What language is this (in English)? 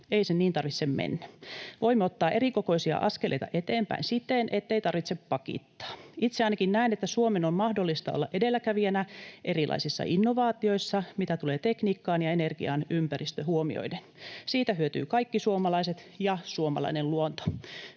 Finnish